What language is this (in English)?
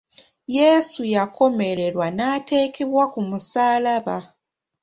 Ganda